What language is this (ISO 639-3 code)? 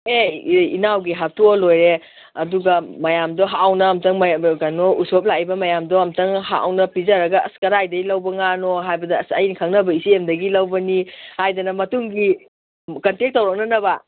mni